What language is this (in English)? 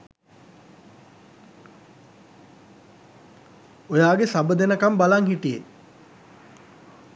Sinhala